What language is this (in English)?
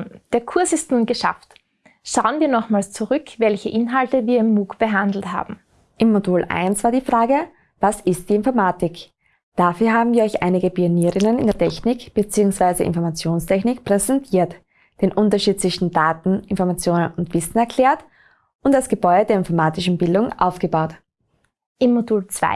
German